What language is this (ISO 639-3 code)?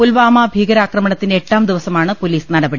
mal